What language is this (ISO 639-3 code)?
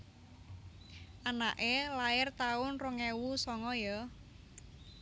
jav